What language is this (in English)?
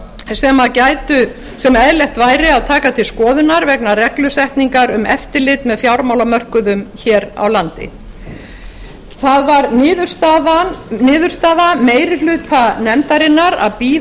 Icelandic